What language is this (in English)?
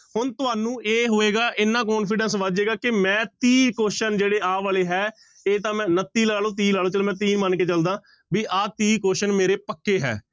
Punjabi